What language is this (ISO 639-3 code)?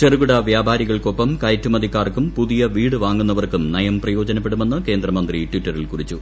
mal